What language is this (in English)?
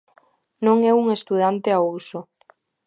Galician